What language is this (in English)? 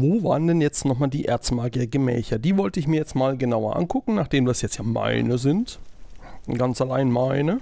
German